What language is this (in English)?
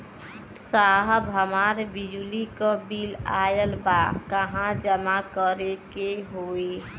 Bhojpuri